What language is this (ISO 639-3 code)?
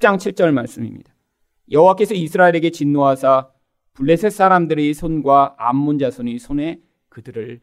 kor